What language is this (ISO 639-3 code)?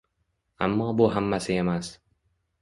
uzb